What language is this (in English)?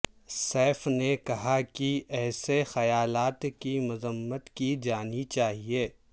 Urdu